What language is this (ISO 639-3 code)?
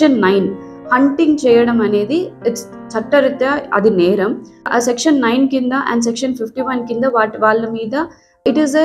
hin